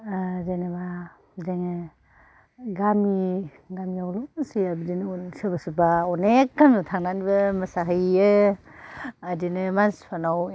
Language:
Bodo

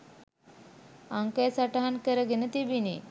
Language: Sinhala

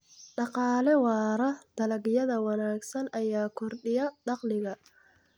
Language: Somali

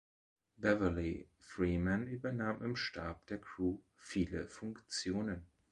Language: German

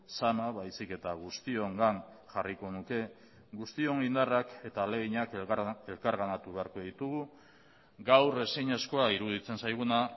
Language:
Basque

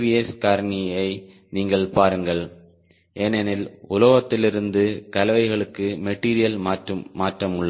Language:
Tamil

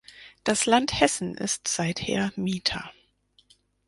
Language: German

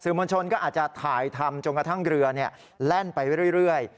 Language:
Thai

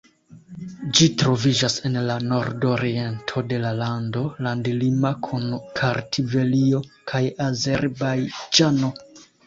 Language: Esperanto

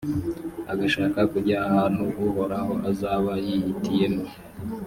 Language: Kinyarwanda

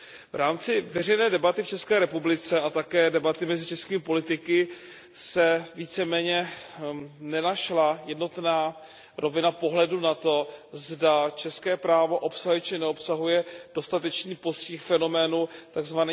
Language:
Czech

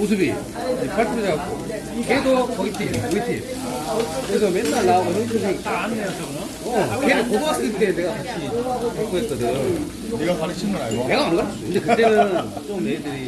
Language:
Korean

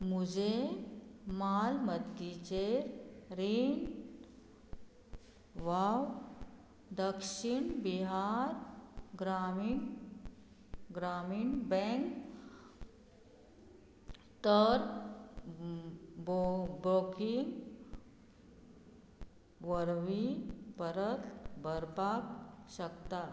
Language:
Konkani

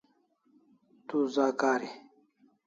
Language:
Kalasha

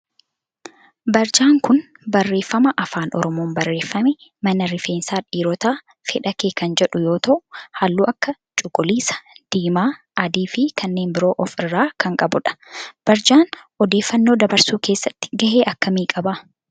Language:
Oromo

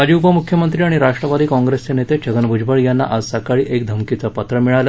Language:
Marathi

